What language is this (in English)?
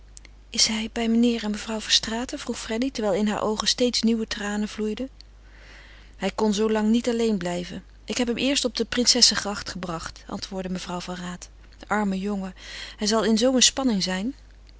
Dutch